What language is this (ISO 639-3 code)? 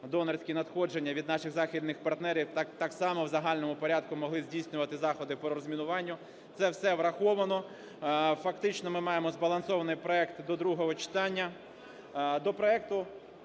ukr